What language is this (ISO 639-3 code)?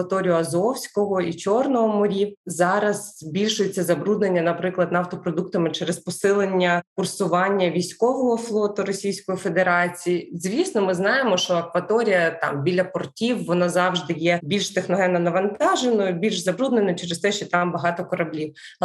ukr